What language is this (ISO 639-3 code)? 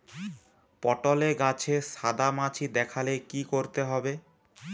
ben